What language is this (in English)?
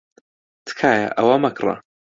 Central Kurdish